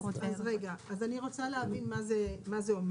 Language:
Hebrew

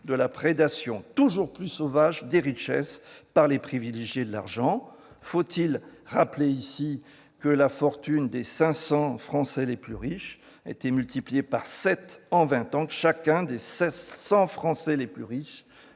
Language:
French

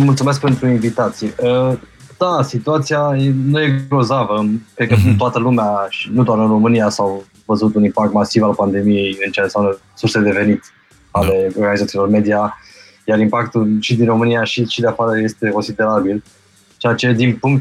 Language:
Romanian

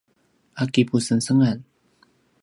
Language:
Paiwan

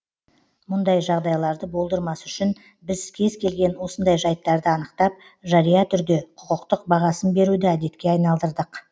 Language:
Kazakh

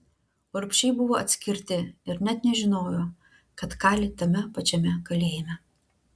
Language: Lithuanian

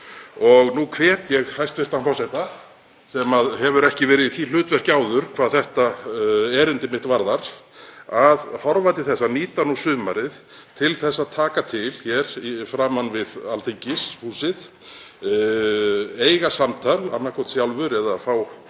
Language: Icelandic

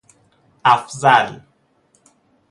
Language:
Persian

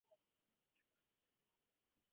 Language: English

